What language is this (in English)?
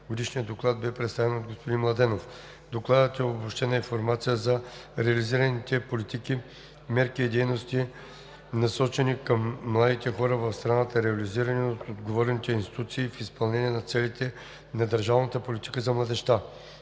Bulgarian